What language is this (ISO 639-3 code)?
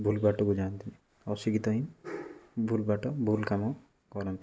ori